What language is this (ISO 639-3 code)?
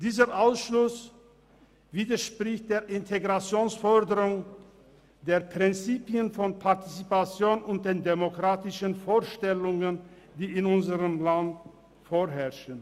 gsw